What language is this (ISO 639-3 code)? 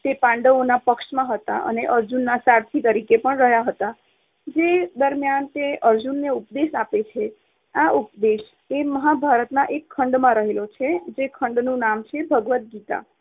guj